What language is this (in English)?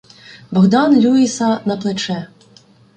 Ukrainian